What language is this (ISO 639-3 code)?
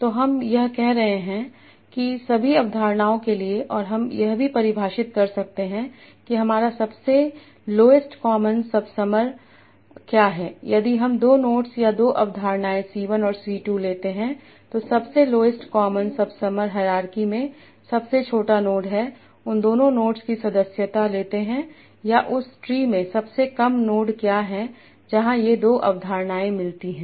hin